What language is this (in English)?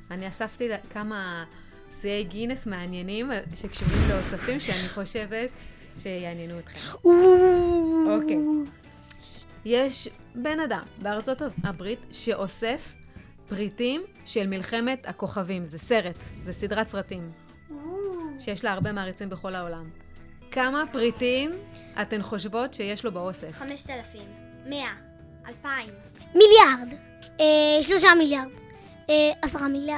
Hebrew